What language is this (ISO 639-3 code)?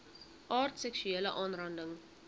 afr